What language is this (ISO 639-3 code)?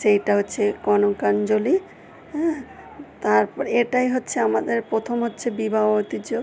ben